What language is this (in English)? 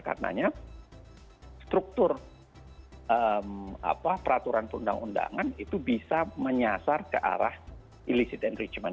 Indonesian